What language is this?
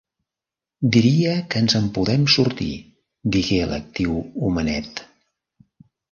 Catalan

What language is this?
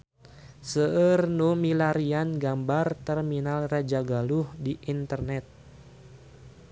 Sundanese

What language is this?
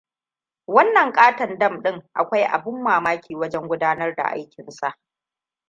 Hausa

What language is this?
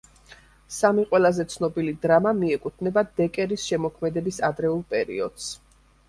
Georgian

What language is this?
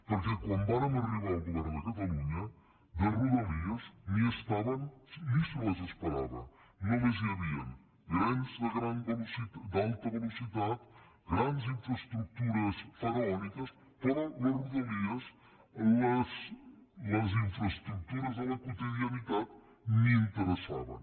Catalan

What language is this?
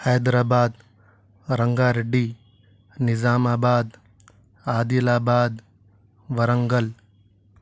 Urdu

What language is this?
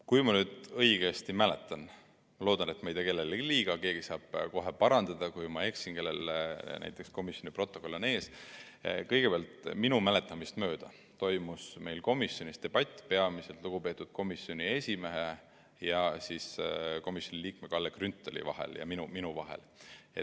Estonian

